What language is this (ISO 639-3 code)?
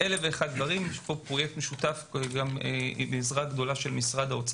heb